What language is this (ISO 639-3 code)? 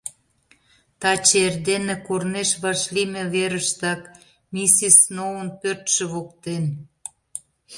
chm